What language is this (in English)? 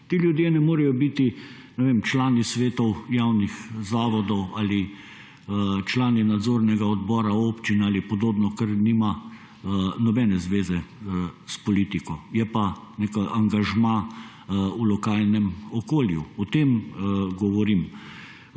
Slovenian